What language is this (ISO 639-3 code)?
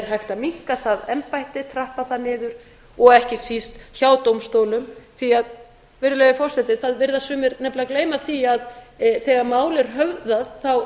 isl